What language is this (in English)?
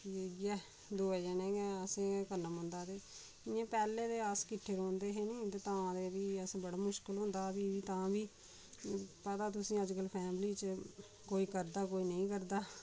Dogri